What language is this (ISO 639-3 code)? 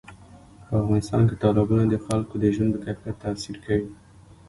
pus